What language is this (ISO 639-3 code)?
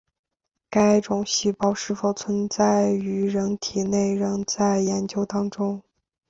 zho